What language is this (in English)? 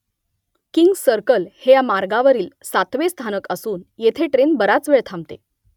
Marathi